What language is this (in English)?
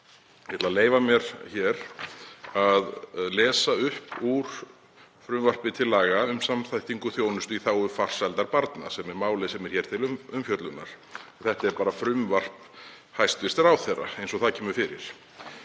Icelandic